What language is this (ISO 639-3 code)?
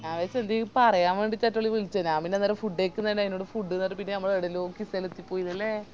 mal